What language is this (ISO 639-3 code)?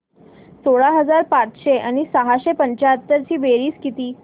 mar